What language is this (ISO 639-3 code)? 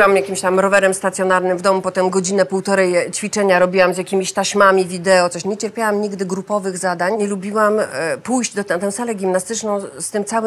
pol